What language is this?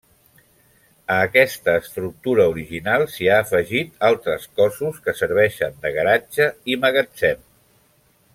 Catalan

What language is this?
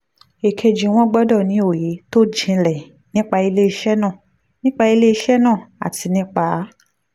Yoruba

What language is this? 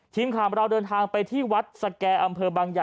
Thai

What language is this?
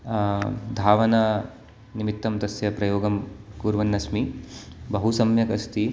Sanskrit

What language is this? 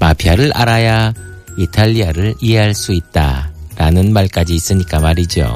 Korean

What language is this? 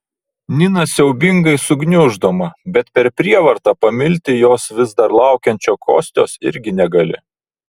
Lithuanian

